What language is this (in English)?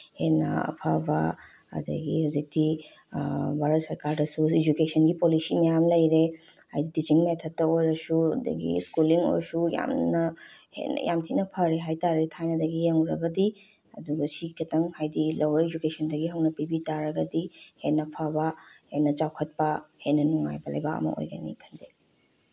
Manipuri